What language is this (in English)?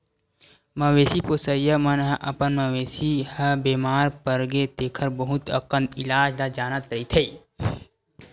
Chhattisgarhi